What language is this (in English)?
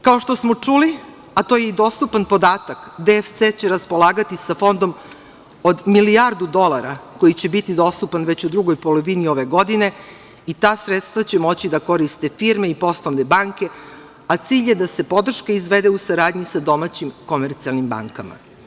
Serbian